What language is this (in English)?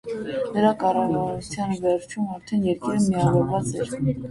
Armenian